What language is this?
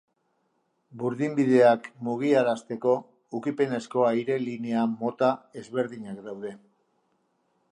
Basque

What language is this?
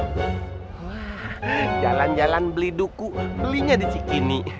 Indonesian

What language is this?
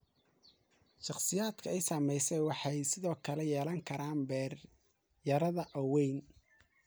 Somali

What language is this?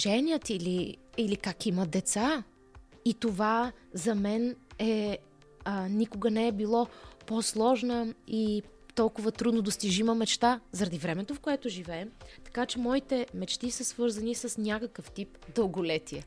Bulgarian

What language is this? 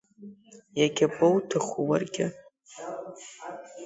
Abkhazian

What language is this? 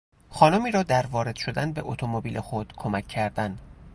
Persian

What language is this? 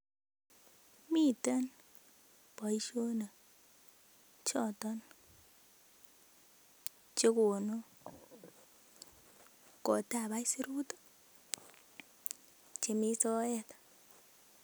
Kalenjin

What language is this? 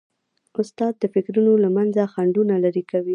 Pashto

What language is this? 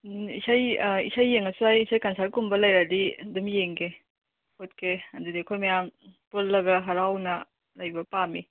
Manipuri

